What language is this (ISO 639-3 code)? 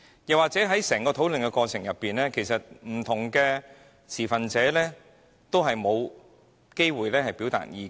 yue